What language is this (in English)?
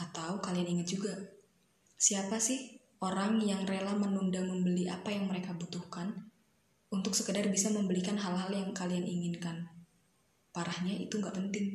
Indonesian